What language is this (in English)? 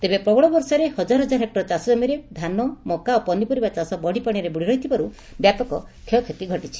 Odia